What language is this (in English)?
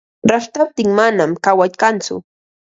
Ambo-Pasco Quechua